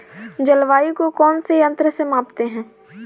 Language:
Hindi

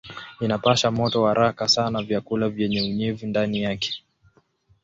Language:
Swahili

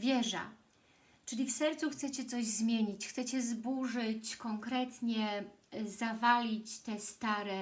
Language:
Polish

